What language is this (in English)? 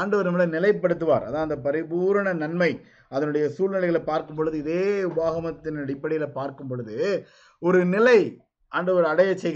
Tamil